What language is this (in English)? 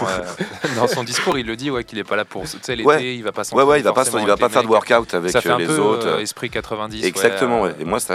French